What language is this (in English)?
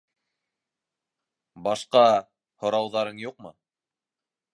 Bashkir